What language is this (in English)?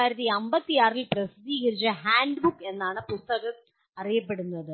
Malayalam